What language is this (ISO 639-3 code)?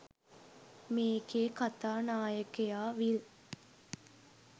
sin